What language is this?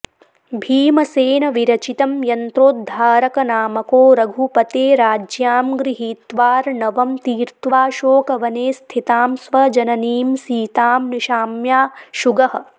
Sanskrit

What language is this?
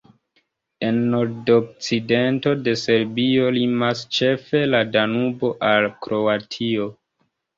Esperanto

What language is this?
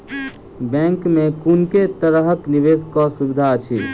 Maithili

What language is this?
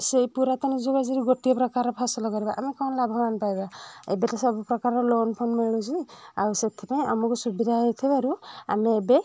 Odia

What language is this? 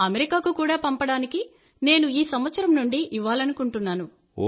Telugu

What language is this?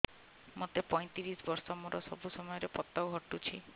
Odia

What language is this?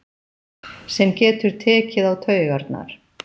Icelandic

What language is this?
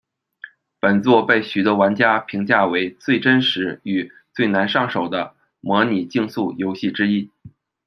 Chinese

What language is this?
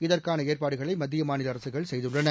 Tamil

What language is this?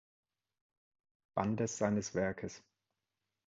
German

